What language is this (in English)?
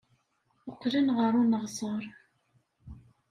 Kabyle